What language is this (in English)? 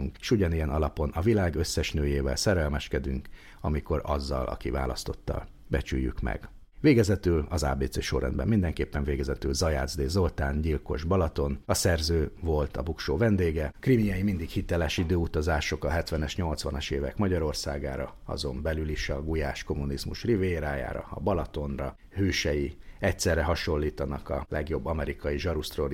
Hungarian